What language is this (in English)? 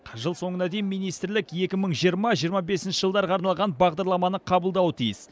Kazakh